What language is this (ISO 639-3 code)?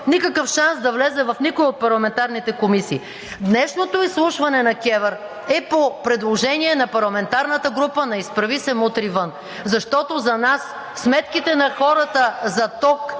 bul